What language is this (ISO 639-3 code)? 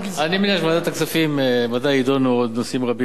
heb